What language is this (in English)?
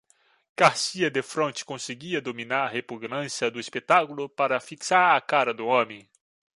Portuguese